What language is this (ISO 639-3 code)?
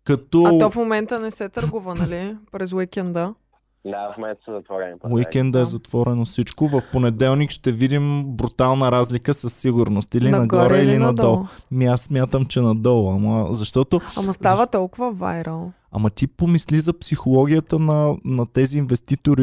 bul